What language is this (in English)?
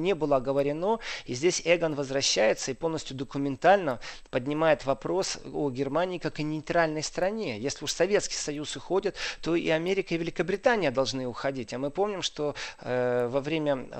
Russian